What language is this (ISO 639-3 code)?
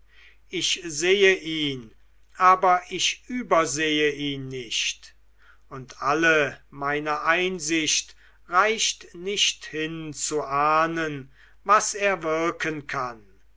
deu